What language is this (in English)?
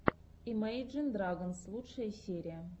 Russian